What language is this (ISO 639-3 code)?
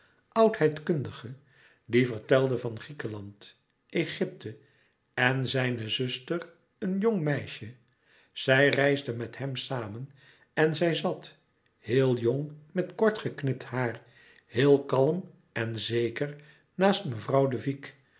nld